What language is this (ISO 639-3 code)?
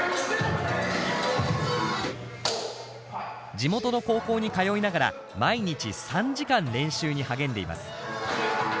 jpn